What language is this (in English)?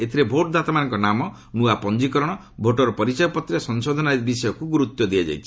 Odia